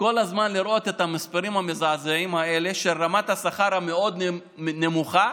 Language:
Hebrew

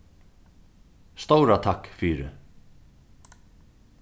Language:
Faroese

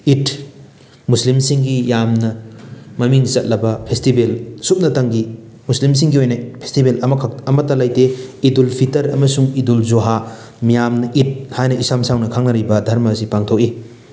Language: Manipuri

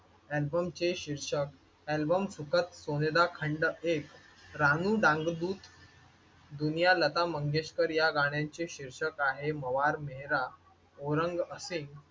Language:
Marathi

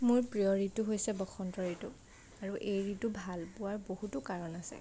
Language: Assamese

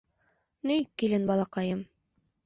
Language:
Bashkir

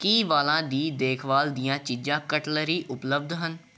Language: Punjabi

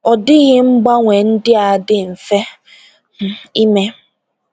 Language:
Igbo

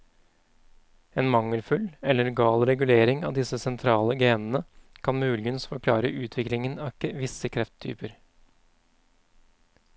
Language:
Norwegian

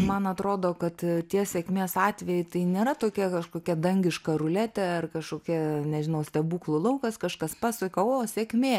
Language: Lithuanian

